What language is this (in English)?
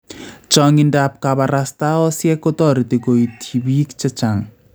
Kalenjin